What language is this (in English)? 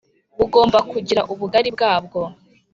Kinyarwanda